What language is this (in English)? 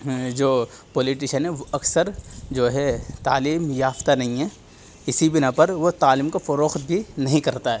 Urdu